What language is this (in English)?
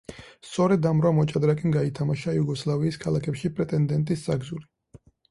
Georgian